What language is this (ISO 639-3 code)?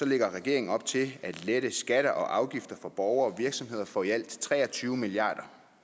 dan